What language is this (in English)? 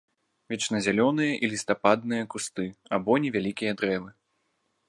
Belarusian